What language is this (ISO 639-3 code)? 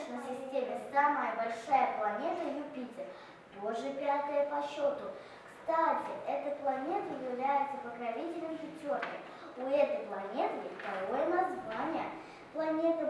rus